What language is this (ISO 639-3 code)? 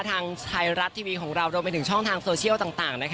tha